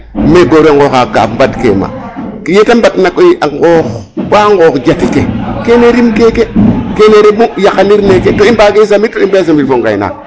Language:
Serer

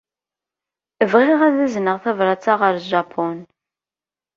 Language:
Kabyle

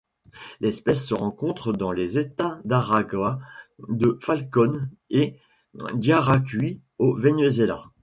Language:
French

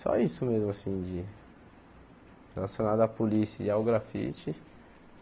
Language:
Portuguese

